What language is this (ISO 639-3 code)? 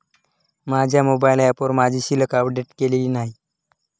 mar